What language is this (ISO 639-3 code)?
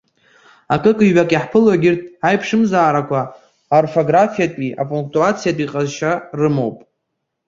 abk